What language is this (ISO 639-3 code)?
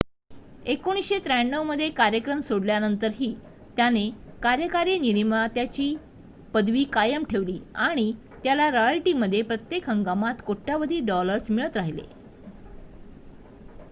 mar